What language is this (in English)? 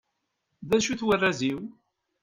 Kabyle